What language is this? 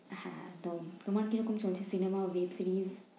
Bangla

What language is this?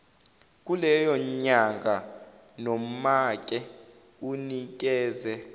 Zulu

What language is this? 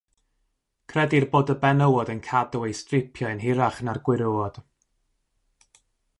Welsh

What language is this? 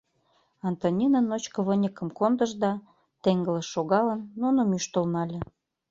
Mari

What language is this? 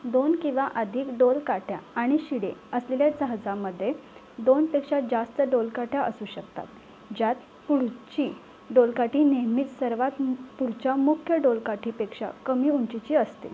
Marathi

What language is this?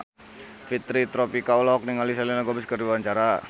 Sundanese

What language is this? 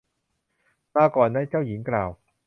Thai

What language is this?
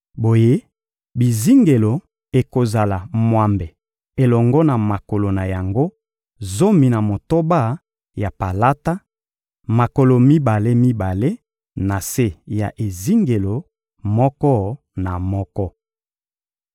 Lingala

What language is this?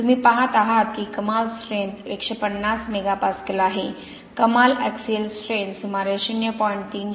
Marathi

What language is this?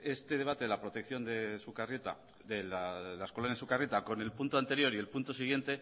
Spanish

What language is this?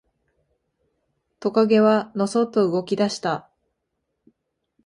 Japanese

